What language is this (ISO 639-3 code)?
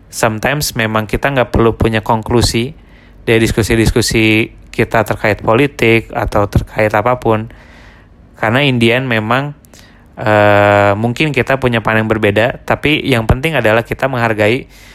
ind